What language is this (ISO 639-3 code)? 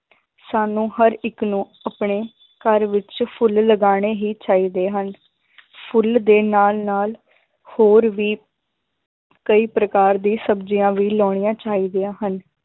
pan